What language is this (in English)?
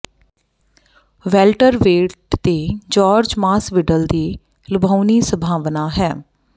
Punjabi